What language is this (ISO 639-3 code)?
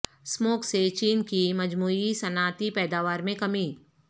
urd